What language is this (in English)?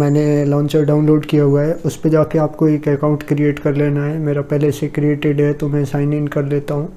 Hindi